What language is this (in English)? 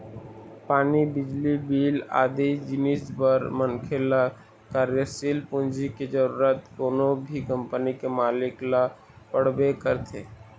Chhattisgarhi